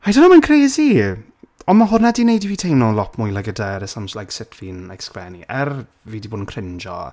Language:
Welsh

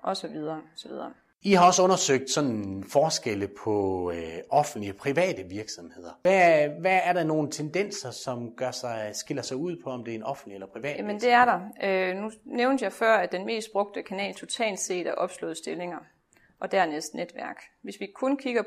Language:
Danish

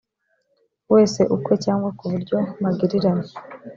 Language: Kinyarwanda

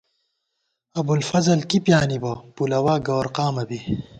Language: Gawar-Bati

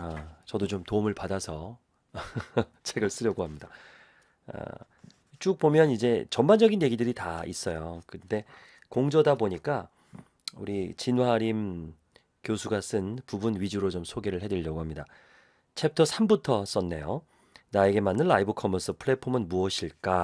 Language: Korean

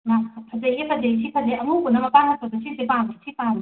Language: Manipuri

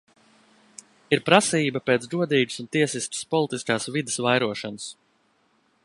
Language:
Latvian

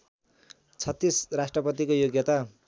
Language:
Nepali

